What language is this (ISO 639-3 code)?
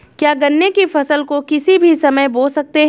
hin